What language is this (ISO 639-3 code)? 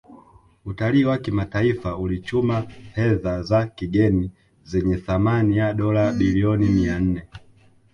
swa